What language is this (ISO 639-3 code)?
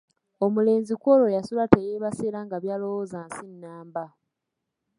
lug